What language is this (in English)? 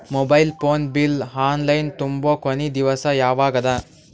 Kannada